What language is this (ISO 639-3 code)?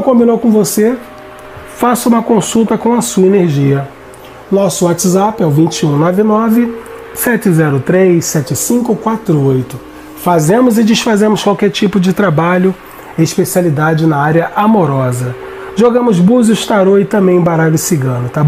por